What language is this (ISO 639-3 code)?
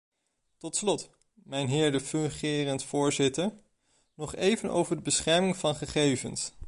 nld